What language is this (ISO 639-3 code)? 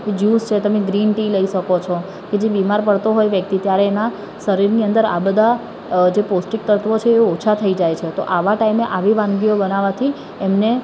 guj